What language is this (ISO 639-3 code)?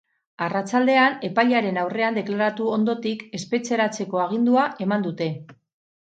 eus